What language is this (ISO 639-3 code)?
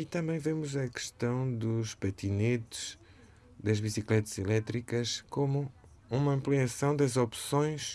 por